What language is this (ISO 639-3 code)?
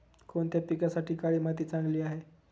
mar